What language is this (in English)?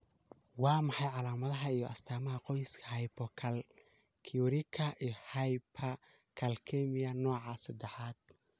Somali